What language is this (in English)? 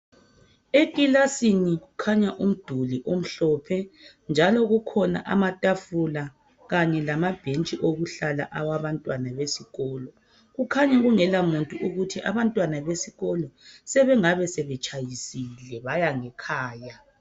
North Ndebele